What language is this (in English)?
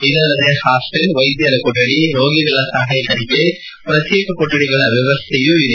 Kannada